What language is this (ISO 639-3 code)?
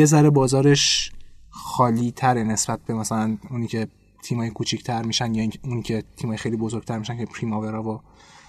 fas